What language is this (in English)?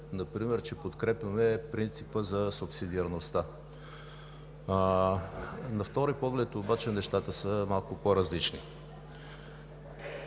Bulgarian